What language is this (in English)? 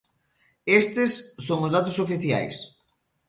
Galician